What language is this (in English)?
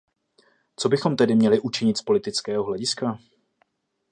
Czech